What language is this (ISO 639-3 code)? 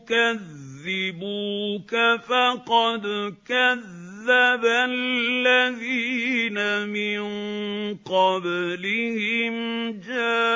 ara